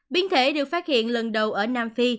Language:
Vietnamese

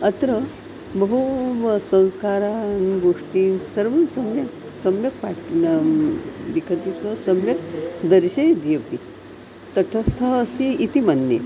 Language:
Sanskrit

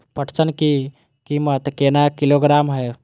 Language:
Maithili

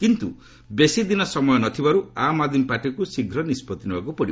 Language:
Odia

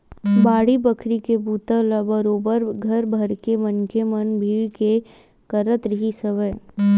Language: Chhattisgarhi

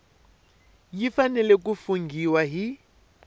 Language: Tsonga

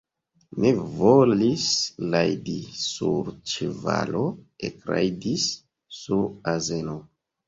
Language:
Esperanto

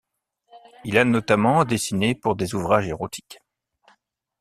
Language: French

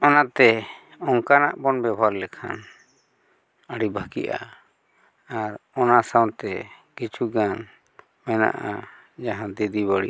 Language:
Santali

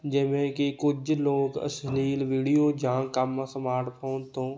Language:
Punjabi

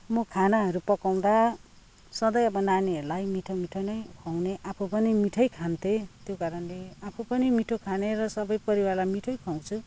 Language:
Nepali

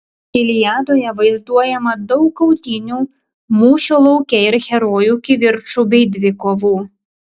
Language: Lithuanian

